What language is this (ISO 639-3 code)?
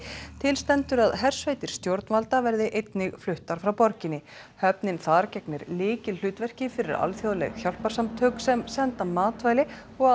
isl